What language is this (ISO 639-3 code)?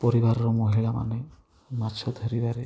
ori